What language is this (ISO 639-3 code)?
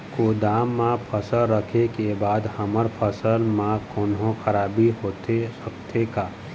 hne